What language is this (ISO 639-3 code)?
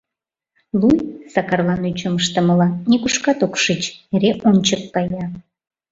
chm